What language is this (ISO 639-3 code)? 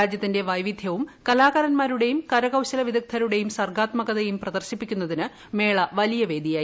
mal